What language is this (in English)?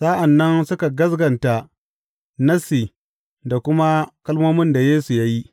Hausa